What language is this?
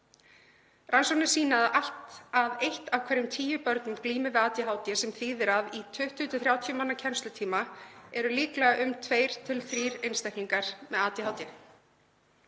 Icelandic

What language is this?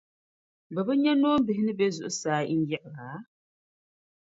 Dagbani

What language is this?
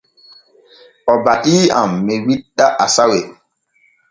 Borgu Fulfulde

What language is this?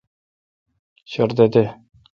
Kalkoti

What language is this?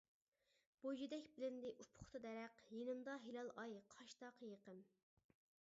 Uyghur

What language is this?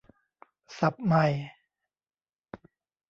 Thai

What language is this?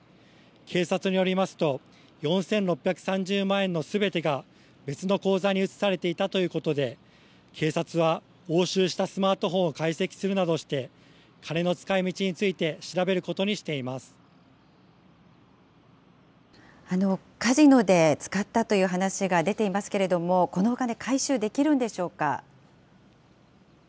Japanese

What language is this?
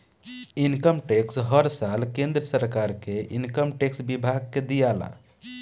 Bhojpuri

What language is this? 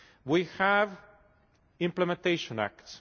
English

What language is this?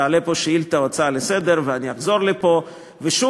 Hebrew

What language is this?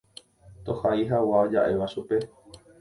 Guarani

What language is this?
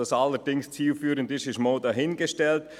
Swiss German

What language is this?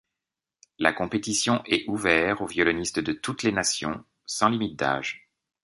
French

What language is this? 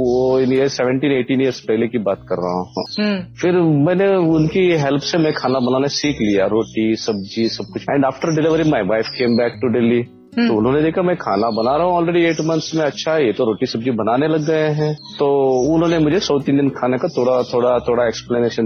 Hindi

